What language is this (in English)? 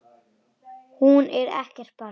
Icelandic